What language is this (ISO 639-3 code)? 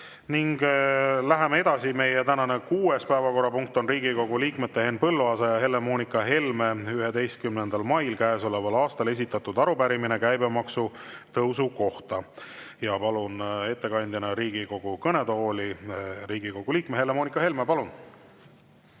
est